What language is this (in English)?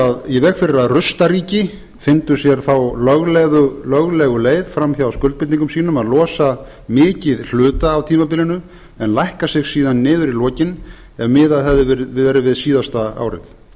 Icelandic